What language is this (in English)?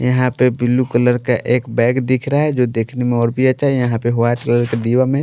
Hindi